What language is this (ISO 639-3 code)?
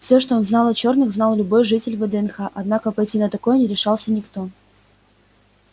rus